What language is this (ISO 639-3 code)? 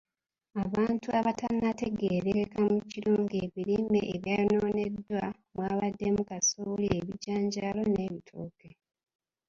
lug